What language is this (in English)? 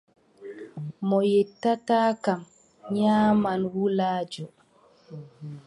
Adamawa Fulfulde